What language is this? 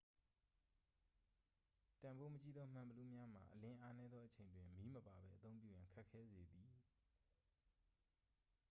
Burmese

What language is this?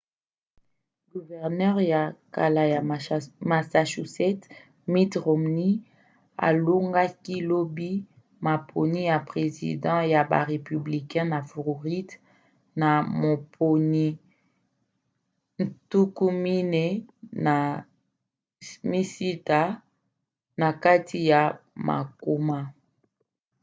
Lingala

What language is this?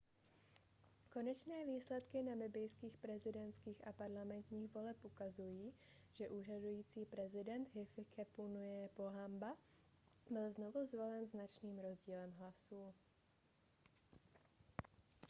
Czech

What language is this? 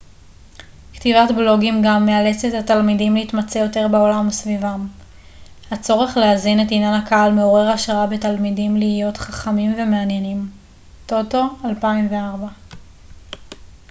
Hebrew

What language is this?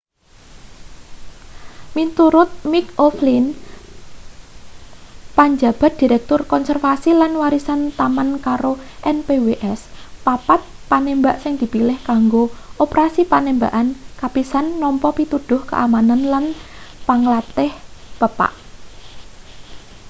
Javanese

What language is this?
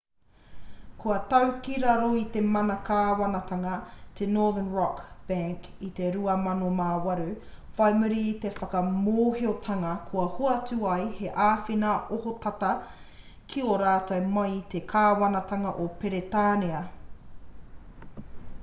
Māori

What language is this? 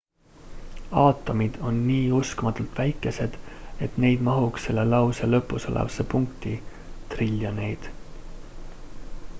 Estonian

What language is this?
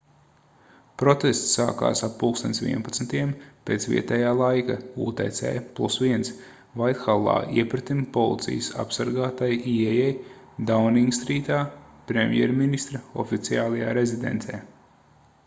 Latvian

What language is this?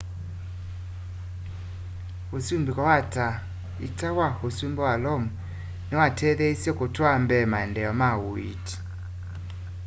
Kamba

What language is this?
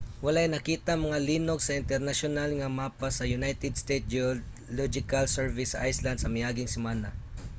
Cebuano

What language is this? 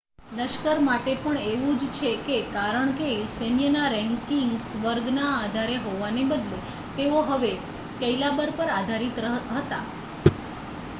Gujarati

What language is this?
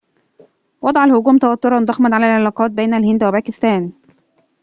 Arabic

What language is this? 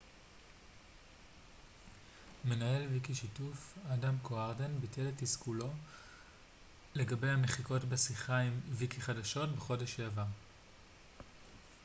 Hebrew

